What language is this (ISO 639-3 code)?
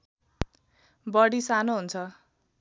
nep